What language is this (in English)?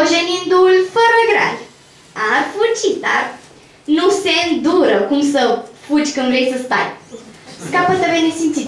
Romanian